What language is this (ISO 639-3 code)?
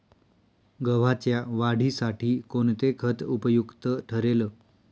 mar